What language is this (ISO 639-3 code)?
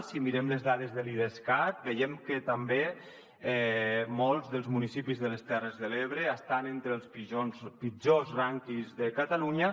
cat